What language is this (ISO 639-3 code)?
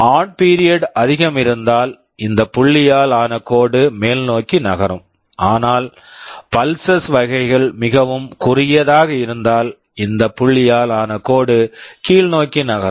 tam